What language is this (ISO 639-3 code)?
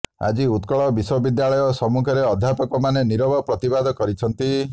ori